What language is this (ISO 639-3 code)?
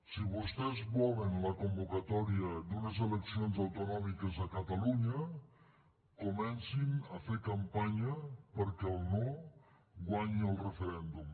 cat